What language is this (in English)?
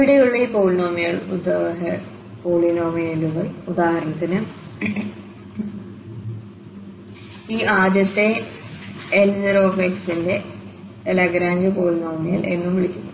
Malayalam